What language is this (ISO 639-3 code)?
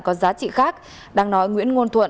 vie